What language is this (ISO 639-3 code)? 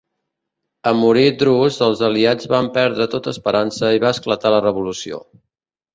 cat